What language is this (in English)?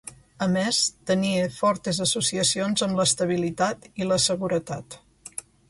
Catalan